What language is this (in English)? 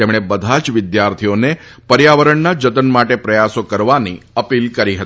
Gujarati